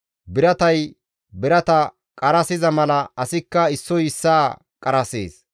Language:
Gamo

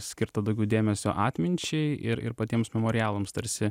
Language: Lithuanian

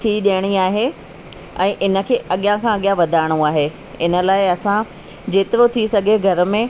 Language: Sindhi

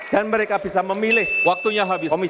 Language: Indonesian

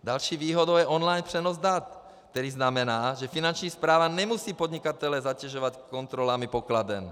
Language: Czech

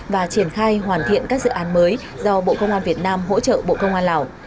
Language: Vietnamese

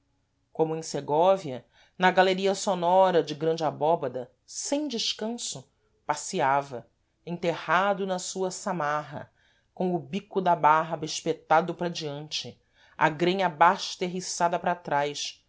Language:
Portuguese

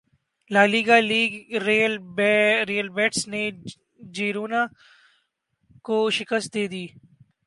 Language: Urdu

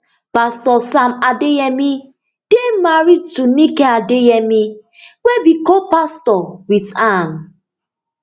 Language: Nigerian Pidgin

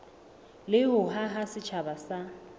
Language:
Southern Sotho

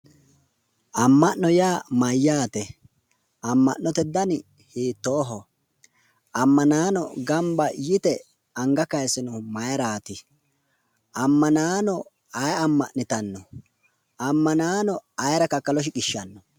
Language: Sidamo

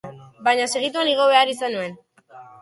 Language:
Basque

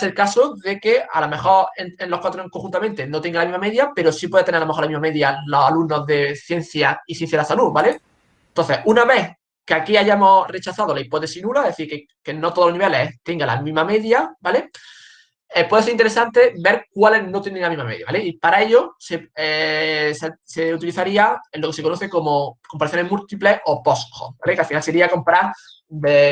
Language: Spanish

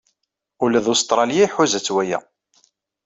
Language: Kabyle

